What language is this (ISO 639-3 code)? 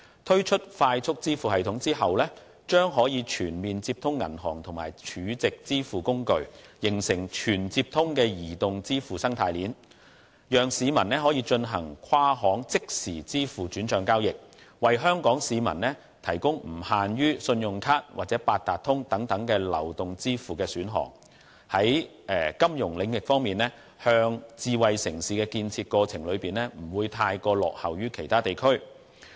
yue